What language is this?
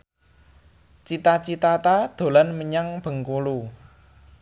Javanese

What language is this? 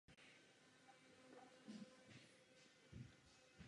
Czech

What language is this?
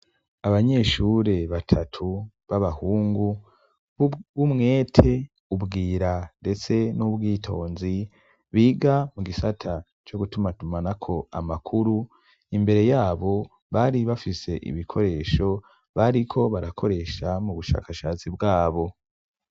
Rundi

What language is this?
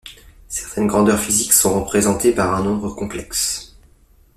French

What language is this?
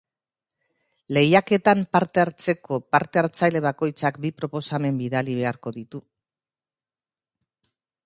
Basque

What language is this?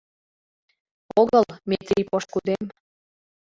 Mari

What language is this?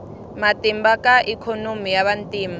Tsonga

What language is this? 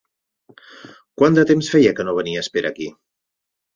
Catalan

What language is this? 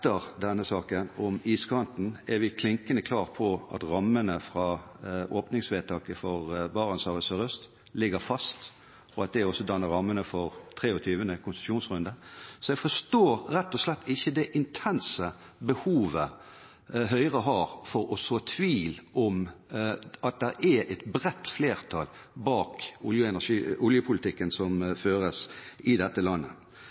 Norwegian Bokmål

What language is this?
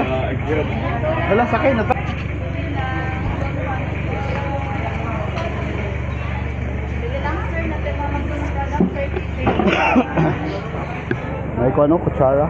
Indonesian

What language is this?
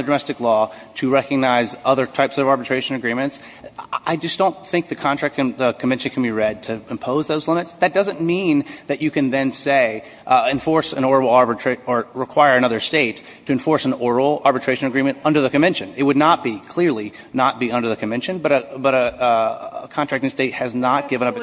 English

